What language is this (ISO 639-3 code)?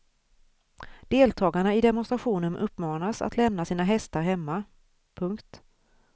swe